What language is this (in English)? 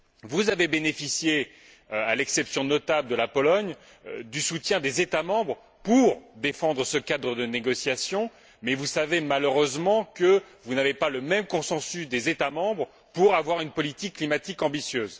French